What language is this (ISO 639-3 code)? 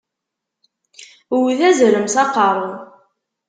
kab